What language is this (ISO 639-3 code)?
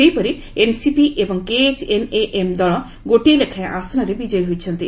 ori